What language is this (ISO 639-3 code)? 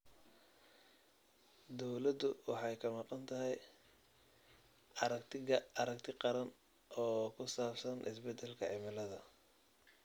som